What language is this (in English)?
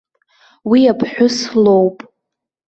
Abkhazian